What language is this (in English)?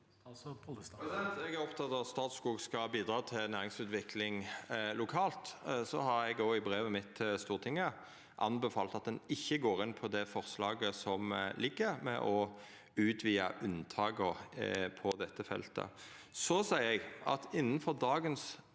Norwegian